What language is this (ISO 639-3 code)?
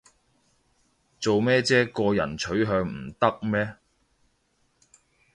yue